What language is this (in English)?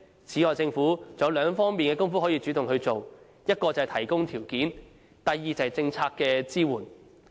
Cantonese